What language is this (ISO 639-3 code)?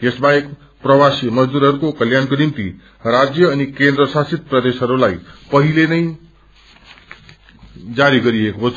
nep